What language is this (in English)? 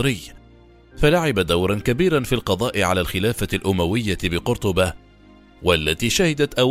Arabic